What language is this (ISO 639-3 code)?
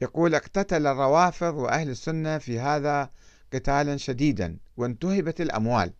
ara